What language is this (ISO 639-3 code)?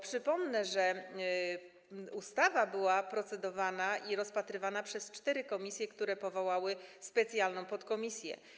pol